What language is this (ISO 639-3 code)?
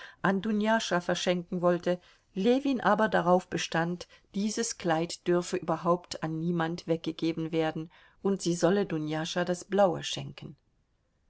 deu